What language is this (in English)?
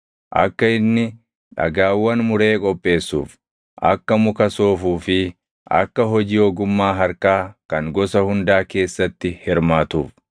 Oromo